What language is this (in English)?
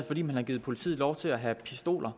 Danish